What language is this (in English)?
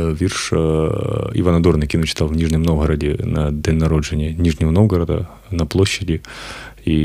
Ukrainian